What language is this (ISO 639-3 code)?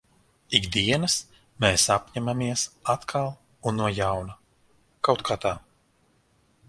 lav